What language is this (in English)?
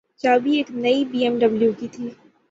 Urdu